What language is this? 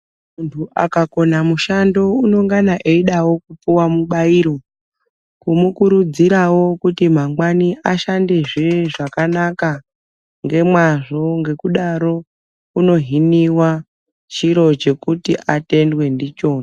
Ndau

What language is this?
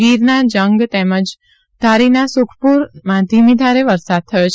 Gujarati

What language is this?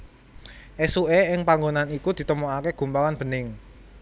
Javanese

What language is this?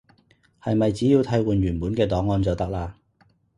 Cantonese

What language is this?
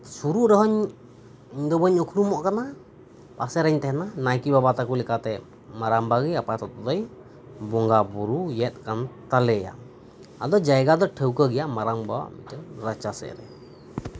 Santali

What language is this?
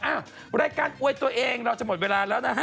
Thai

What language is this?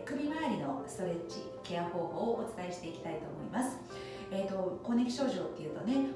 Japanese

